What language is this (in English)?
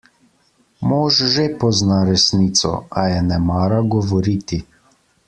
Slovenian